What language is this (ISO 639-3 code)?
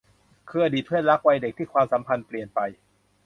tha